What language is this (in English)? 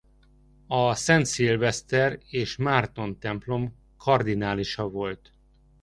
Hungarian